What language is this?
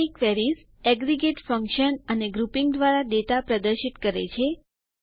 Gujarati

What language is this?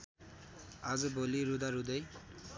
Nepali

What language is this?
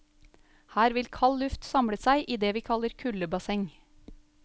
Norwegian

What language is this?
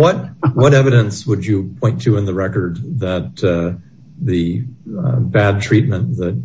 English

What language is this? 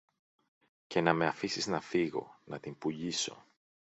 Greek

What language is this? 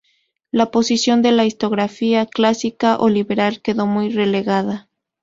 Spanish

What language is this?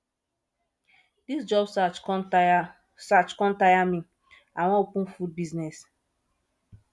Nigerian Pidgin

